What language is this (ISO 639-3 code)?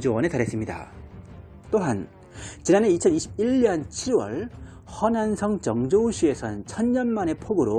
kor